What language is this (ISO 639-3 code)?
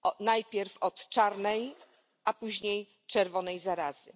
pol